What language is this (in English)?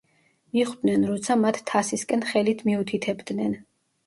Georgian